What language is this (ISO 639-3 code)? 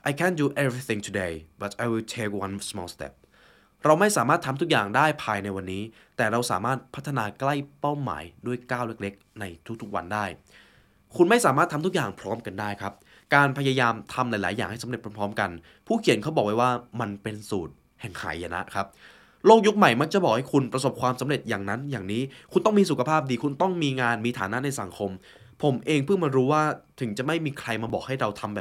tha